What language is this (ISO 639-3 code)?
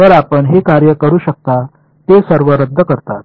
mar